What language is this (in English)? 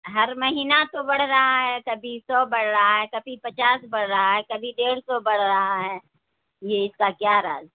Urdu